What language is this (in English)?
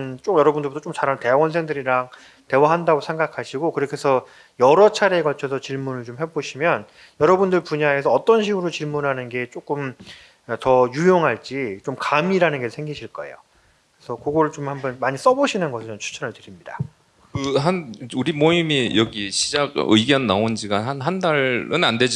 Korean